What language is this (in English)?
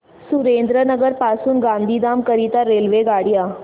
Marathi